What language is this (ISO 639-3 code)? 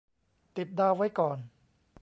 tha